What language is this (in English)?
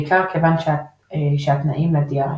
Hebrew